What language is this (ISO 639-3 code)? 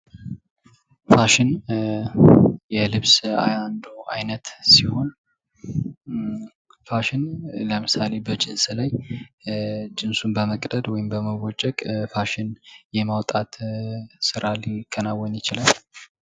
amh